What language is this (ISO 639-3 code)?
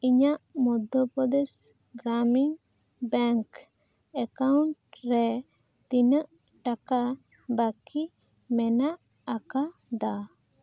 sat